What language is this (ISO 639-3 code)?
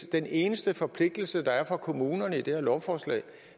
dan